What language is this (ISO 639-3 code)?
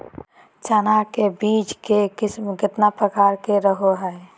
mag